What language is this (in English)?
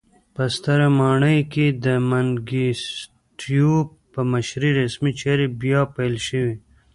Pashto